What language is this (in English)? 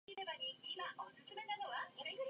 Chinese